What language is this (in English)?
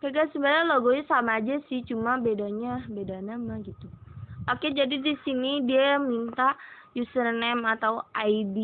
Indonesian